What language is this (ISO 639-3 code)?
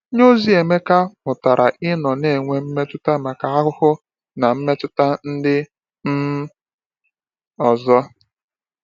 ibo